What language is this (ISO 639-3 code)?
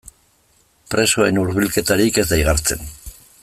eus